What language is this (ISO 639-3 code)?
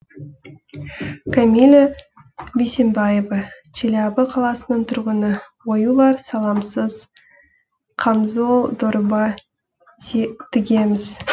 kaz